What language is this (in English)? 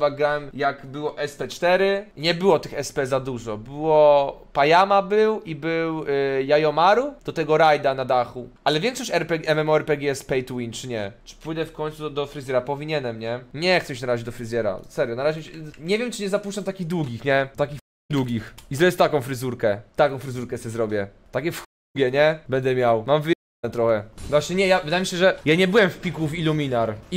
Polish